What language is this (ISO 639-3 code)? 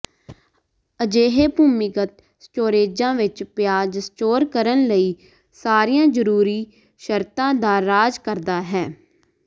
pan